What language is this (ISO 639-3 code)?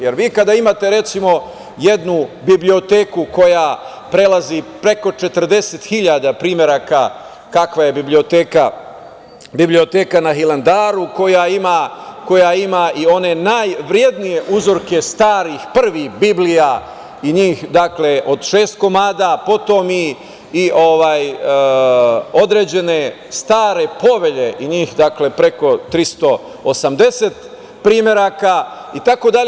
srp